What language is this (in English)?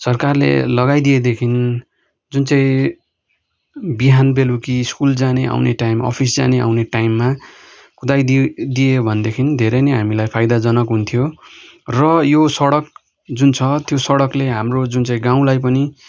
Nepali